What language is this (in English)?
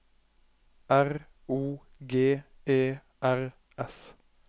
Norwegian